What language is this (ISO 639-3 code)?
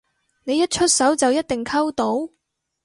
yue